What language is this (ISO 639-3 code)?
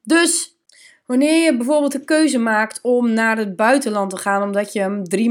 nld